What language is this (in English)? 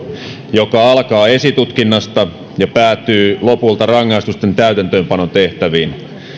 Finnish